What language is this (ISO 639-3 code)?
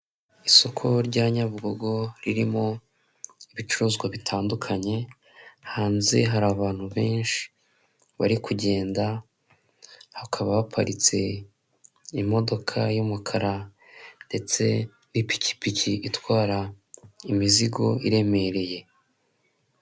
kin